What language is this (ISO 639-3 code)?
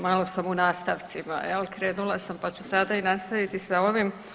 hrv